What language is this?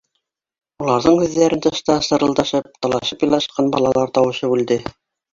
Bashkir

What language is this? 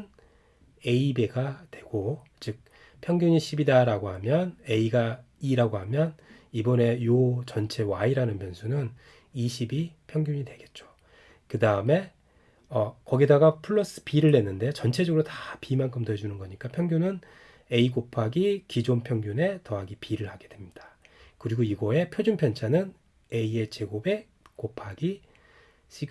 Korean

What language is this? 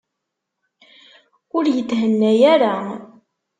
Kabyle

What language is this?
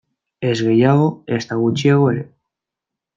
Basque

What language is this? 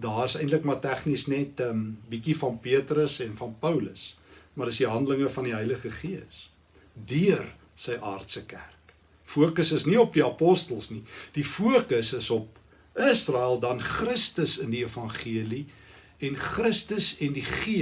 Dutch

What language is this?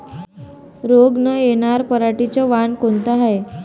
Marathi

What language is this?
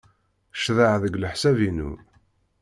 Kabyle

